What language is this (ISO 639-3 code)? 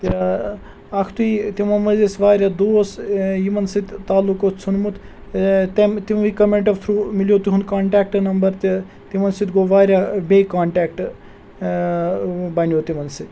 kas